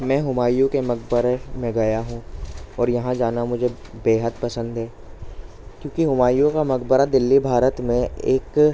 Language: Urdu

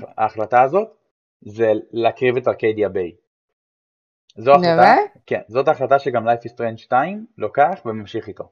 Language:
Hebrew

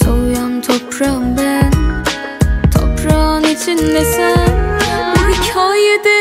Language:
Turkish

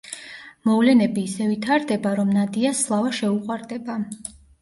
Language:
Georgian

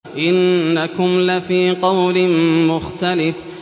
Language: Arabic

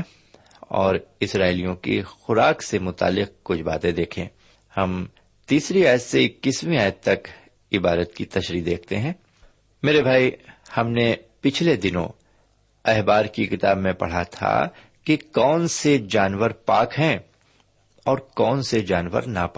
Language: Urdu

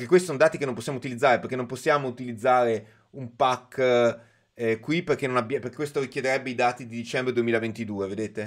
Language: Italian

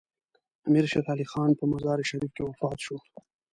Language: Pashto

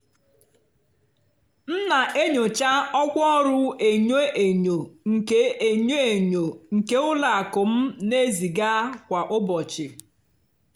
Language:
Igbo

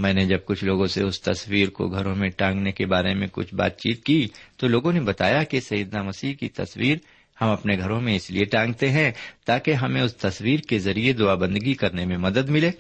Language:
Urdu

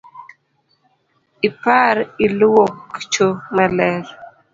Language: Luo (Kenya and Tanzania)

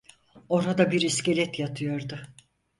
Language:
Turkish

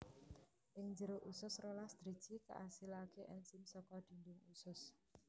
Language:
Javanese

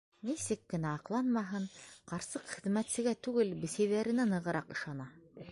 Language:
Bashkir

